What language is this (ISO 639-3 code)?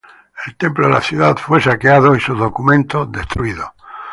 spa